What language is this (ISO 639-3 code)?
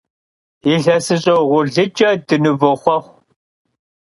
kbd